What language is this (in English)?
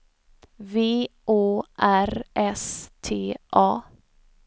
Swedish